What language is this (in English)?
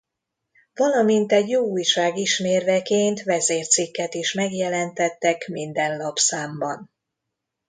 Hungarian